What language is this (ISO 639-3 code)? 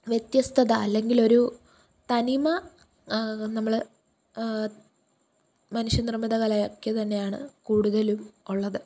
mal